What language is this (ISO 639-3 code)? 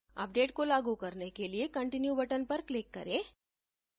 hin